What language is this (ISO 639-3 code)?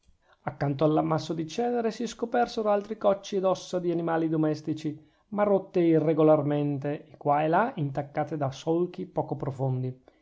ita